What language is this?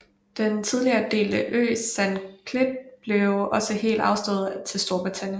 Danish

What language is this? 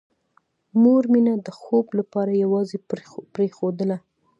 Pashto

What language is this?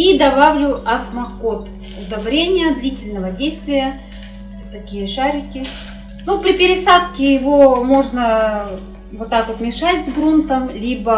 Russian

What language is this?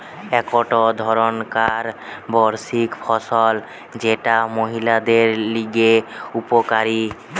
Bangla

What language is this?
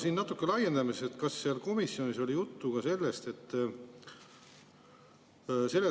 Estonian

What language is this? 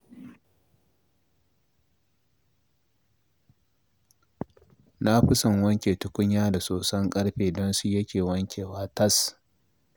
Hausa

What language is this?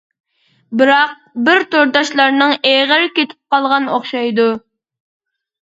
Uyghur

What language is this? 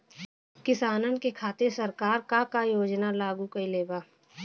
Bhojpuri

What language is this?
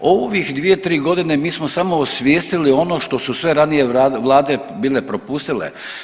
Croatian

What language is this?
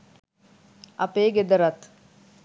Sinhala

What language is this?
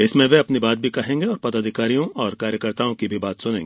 Hindi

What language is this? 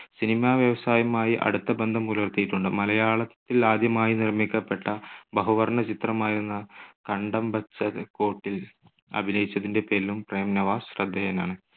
Malayalam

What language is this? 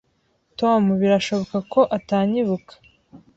Kinyarwanda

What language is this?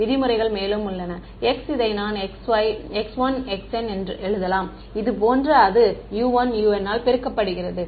Tamil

